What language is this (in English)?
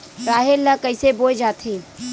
Chhattisgarhi